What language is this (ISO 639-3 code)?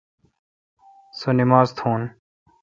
xka